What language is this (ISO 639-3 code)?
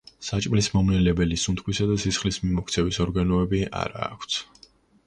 kat